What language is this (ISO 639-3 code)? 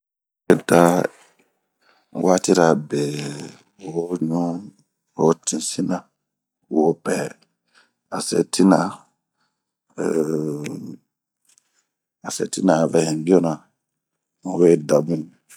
bmq